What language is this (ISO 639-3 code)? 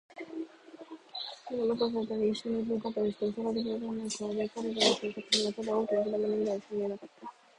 jpn